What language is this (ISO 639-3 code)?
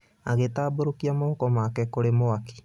kik